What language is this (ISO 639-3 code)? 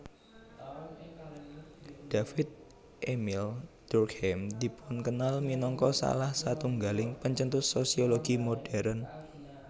jav